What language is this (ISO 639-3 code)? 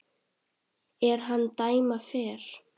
isl